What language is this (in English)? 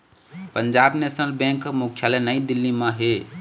Chhattisgarhi